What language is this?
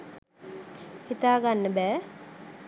Sinhala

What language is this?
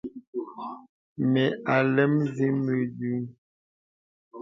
Bebele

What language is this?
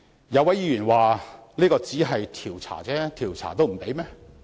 Cantonese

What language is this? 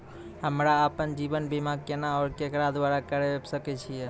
Maithili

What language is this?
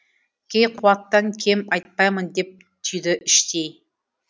Kazakh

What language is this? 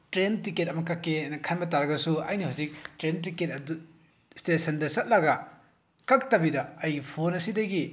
Manipuri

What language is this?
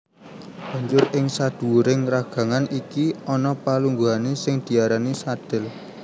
Javanese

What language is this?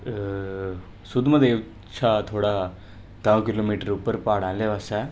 Dogri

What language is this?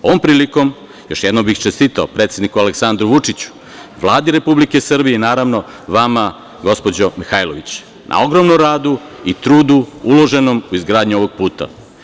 Serbian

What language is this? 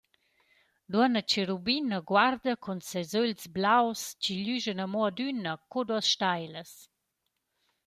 Romansh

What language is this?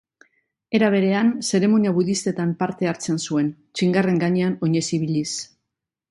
Basque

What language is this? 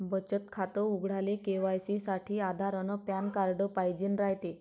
Marathi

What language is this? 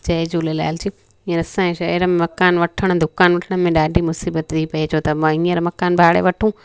Sindhi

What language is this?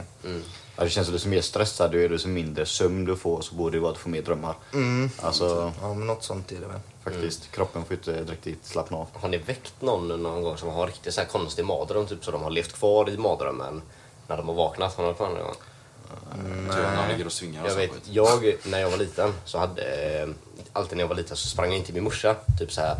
Swedish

